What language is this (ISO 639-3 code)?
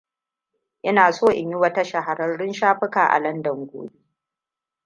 hau